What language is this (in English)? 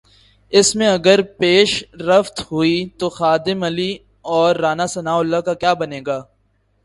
Urdu